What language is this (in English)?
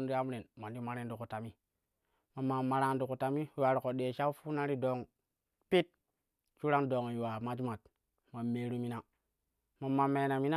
Kushi